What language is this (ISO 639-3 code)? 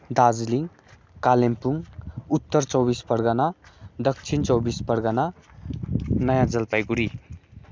nep